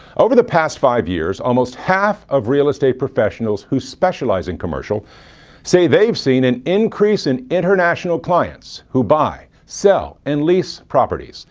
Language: English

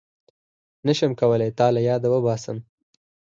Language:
Pashto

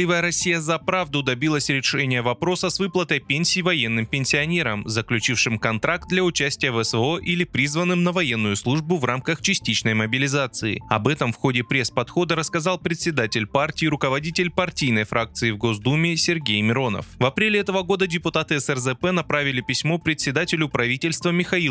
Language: Russian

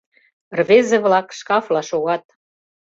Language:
Mari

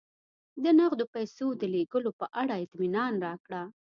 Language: Pashto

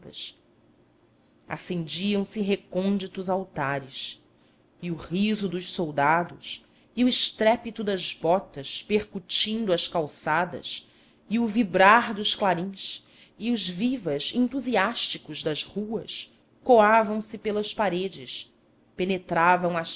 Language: Portuguese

